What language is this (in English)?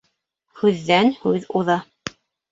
Bashkir